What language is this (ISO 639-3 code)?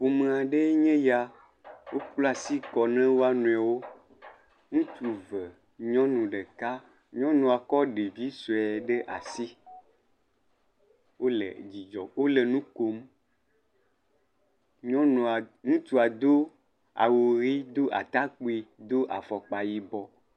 ewe